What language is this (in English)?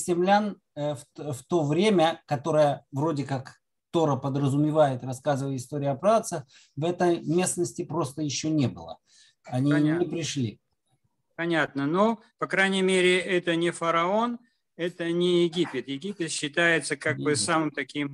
Russian